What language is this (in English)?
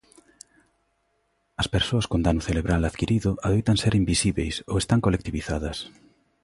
Galician